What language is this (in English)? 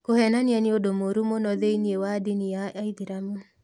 Kikuyu